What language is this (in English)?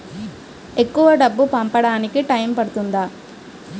Telugu